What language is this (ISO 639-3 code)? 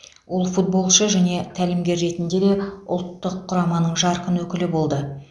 kaz